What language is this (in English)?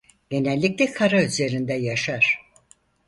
Turkish